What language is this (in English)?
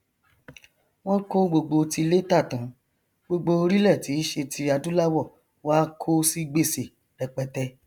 Yoruba